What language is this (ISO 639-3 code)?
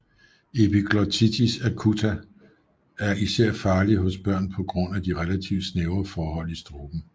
dan